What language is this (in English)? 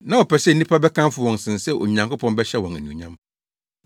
Akan